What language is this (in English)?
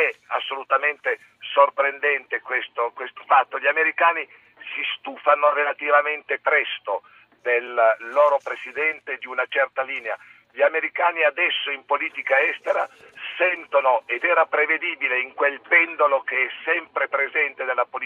Italian